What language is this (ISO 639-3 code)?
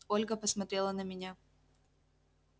rus